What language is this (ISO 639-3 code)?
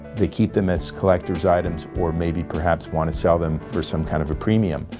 eng